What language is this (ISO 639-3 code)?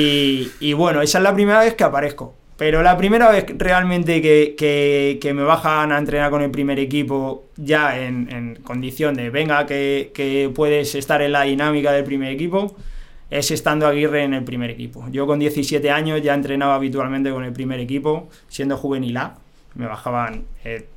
spa